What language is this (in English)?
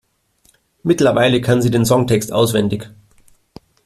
German